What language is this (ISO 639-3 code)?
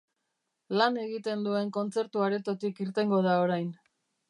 eus